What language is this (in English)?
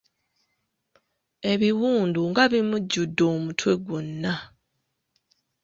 Ganda